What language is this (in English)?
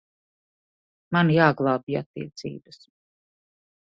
Latvian